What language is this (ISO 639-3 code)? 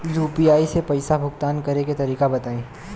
bho